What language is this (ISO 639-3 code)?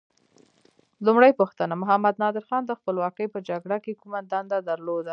pus